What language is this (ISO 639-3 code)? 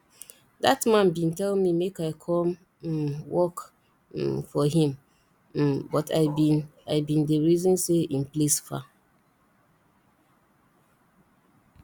pcm